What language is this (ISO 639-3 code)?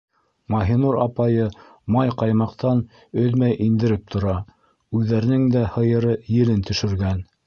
bak